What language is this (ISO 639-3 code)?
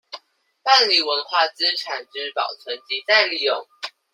zho